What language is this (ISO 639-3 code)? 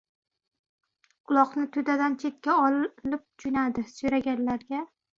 uzb